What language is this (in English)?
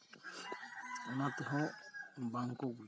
Santali